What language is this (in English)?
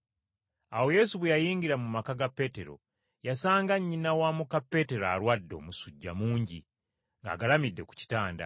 Ganda